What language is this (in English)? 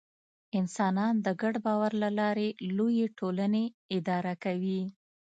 Pashto